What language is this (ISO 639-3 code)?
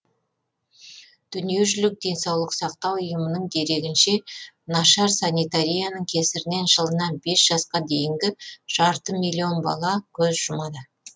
kaz